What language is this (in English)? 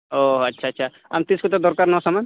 Santali